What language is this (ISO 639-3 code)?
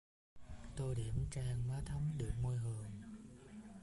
vie